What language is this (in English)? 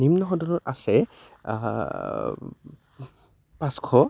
Assamese